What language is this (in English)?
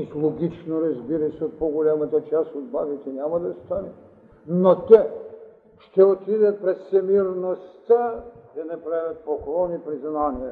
Bulgarian